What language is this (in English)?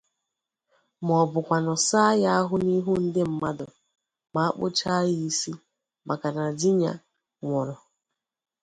Igbo